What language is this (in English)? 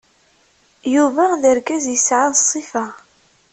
Kabyle